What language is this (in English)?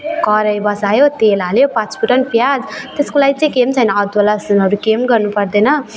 Nepali